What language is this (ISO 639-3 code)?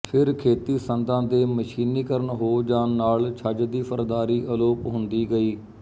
pan